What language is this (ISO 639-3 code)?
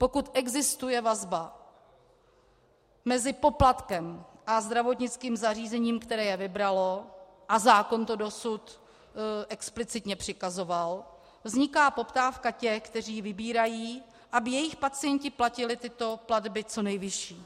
ces